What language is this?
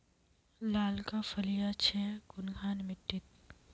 Magahi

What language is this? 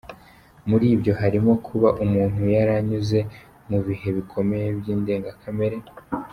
Kinyarwanda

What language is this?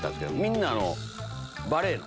Japanese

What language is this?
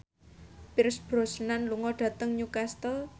Javanese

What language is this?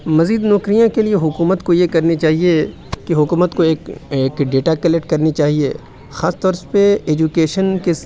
Urdu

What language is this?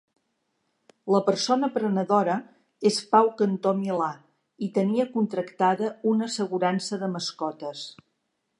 Catalan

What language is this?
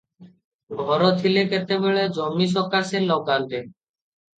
Odia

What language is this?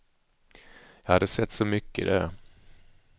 Swedish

